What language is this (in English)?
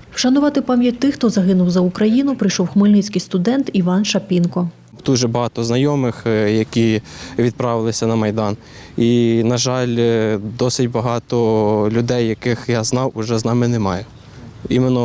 Ukrainian